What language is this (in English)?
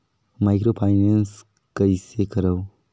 Chhattisgarhi